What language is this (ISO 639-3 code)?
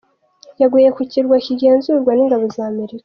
kin